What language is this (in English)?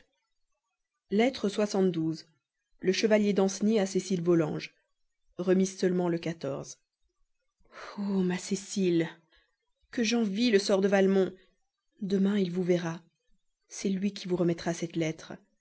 French